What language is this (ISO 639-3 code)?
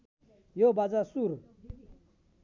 nep